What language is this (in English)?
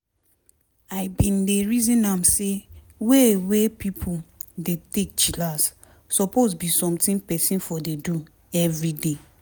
Nigerian Pidgin